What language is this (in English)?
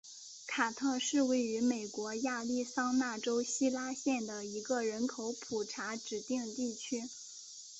Chinese